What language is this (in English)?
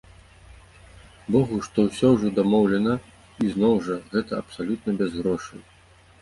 Belarusian